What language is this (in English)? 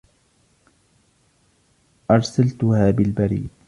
Arabic